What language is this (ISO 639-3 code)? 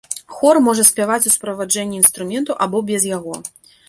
bel